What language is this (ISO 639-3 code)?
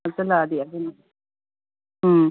mni